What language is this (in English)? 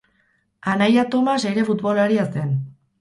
Basque